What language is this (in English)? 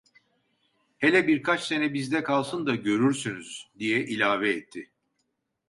Turkish